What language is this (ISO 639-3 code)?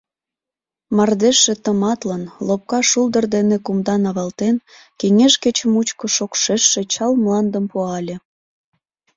chm